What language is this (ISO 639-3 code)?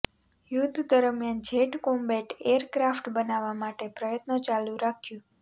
guj